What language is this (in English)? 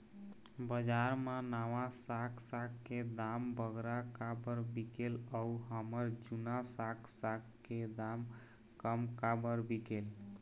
Chhattisgarhi